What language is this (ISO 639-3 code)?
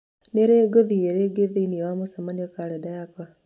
kik